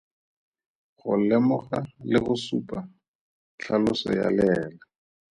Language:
Tswana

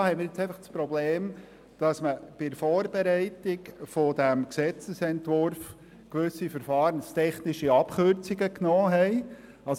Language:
Swiss German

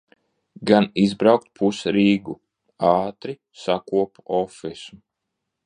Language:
Latvian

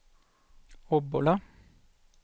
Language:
Swedish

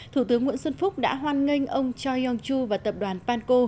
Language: Vietnamese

